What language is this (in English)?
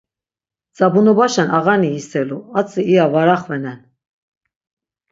Laz